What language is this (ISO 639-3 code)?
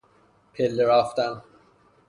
fas